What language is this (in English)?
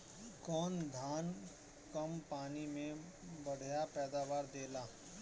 Bhojpuri